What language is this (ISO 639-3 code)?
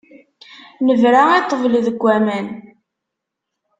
kab